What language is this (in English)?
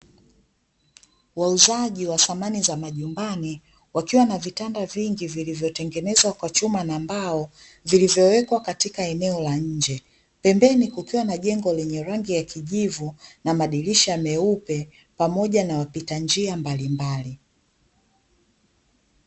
Swahili